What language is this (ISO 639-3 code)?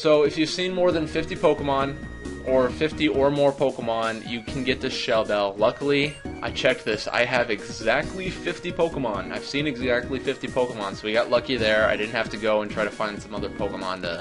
eng